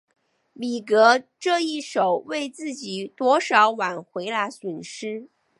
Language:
Chinese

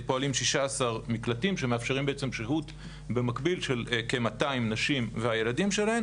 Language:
Hebrew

